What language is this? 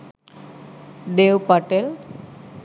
Sinhala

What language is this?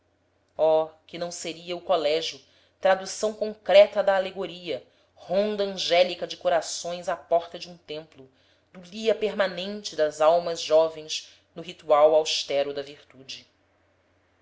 Portuguese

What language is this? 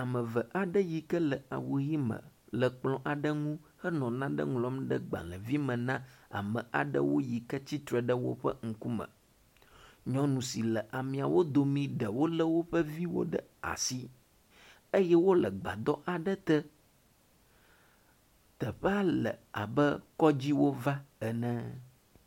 Ewe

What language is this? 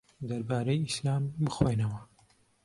Central Kurdish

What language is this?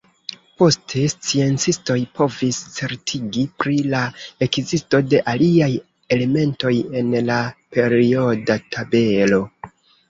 Esperanto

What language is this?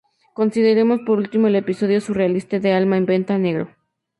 Spanish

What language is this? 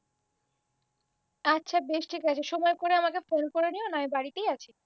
Bangla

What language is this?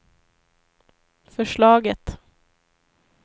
Swedish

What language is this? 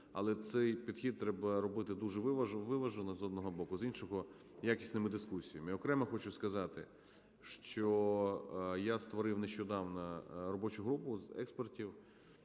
Ukrainian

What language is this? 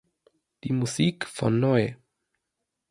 German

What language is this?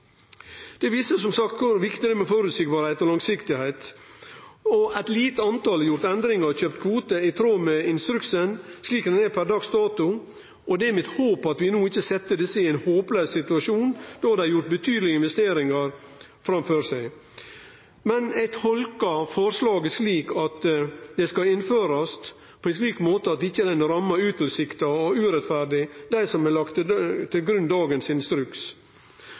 Norwegian Nynorsk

